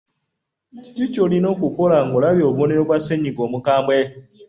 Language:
Ganda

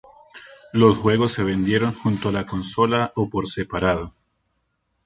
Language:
Spanish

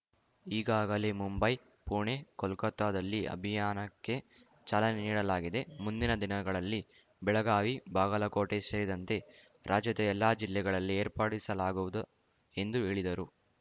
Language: Kannada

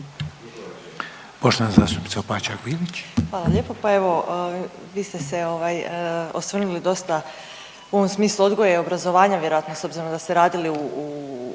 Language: Croatian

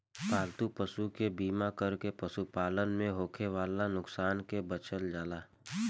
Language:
Bhojpuri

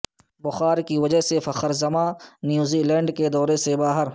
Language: Urdu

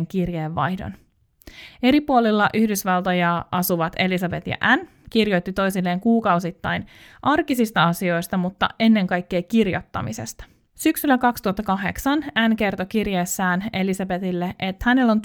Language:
Finnish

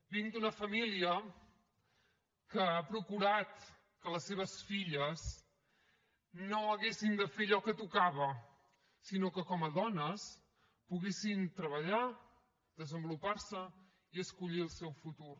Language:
Catalan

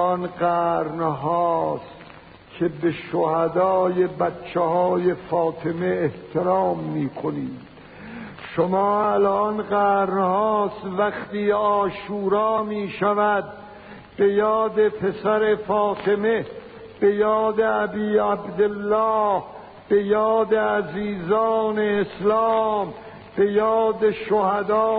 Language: Persian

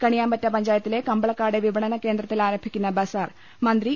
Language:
Malayalam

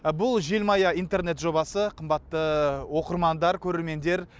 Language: Kazakh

